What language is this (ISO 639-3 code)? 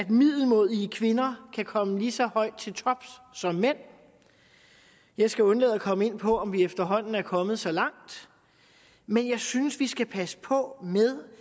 dan